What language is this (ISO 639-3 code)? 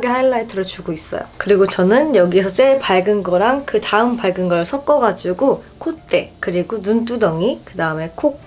kor